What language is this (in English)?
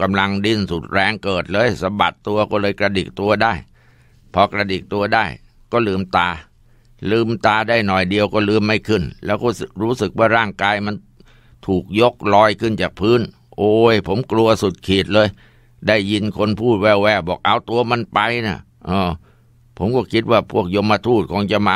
Thai